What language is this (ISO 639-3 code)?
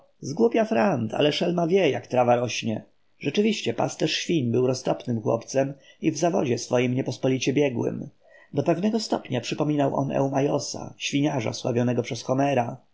pol